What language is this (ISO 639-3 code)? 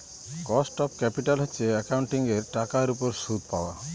ben